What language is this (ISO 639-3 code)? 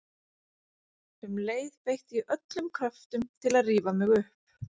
isl